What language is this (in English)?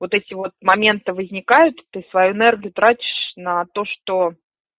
Russian